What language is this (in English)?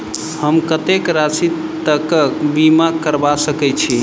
Maithili